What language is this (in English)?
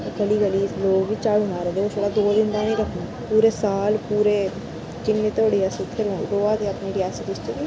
Dogri